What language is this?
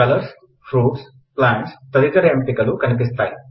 Telugu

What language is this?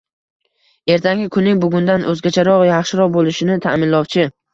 Uzbek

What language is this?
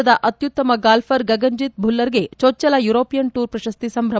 Kannada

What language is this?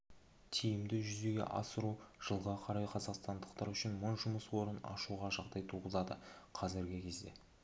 Kazakh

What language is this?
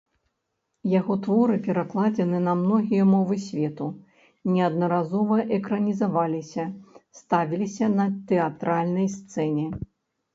Belarusian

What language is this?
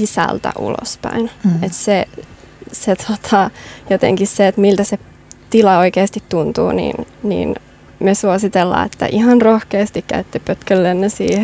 Finnish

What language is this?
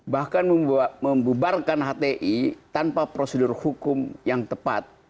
Indonesian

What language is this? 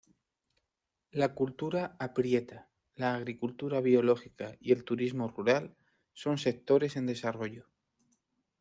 Spanish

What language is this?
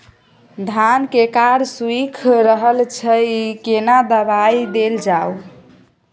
Maithili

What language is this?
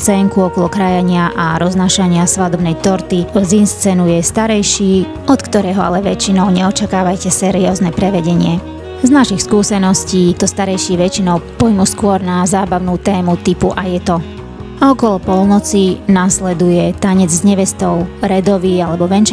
Slovak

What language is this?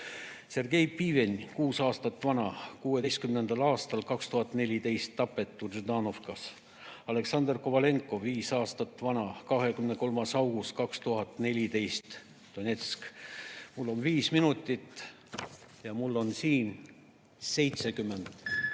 Estonian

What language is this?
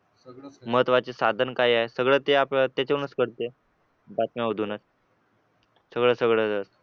Marathi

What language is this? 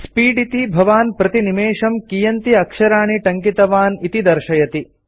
Sanskrit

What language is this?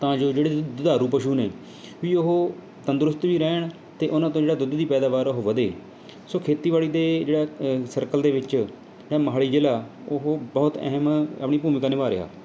Punjabi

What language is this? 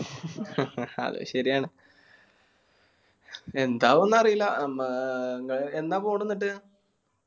Malayalam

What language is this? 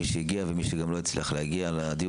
Hebrew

